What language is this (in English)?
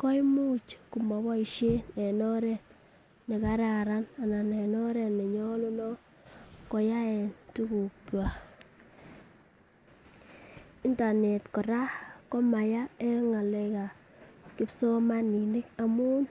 Kalenjin